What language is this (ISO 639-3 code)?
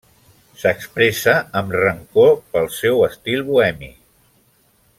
cat